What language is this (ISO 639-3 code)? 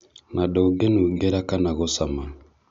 kik